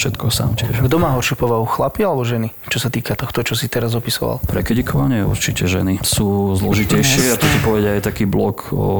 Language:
Slovak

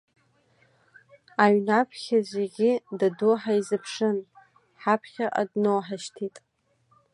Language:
Abkhazian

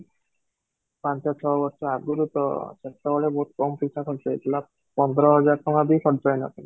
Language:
Odia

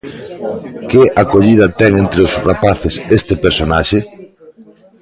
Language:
Galician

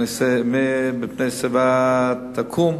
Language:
Hebrew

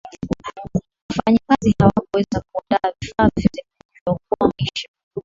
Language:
Swahili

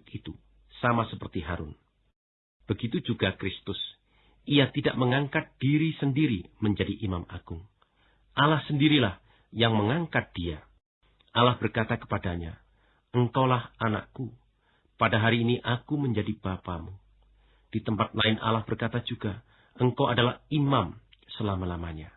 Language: Indonesian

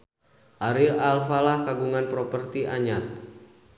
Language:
Sundanese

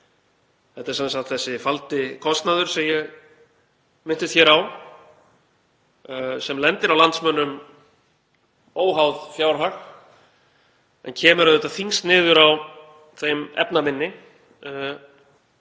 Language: Icelandic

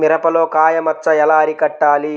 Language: Telugu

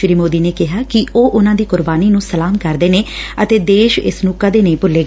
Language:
Punjabi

